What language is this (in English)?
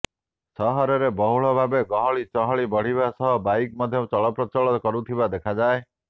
Odia